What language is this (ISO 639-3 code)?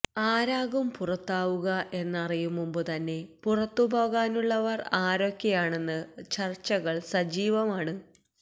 mal